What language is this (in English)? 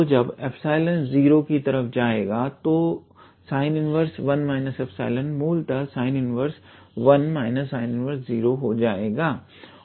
Hindi